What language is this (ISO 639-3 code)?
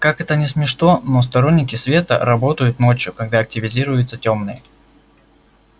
rus